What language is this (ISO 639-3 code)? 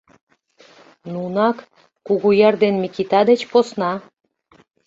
chm